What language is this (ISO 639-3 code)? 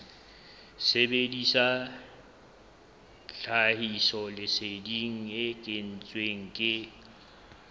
sot